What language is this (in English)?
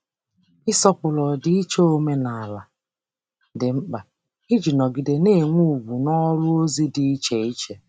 Igbo